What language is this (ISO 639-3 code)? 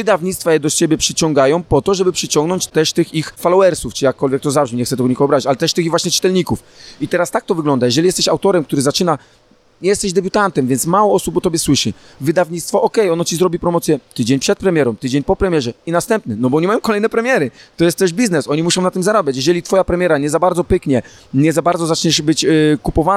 pol